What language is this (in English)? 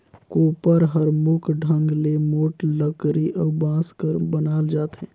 Chhattisgarhi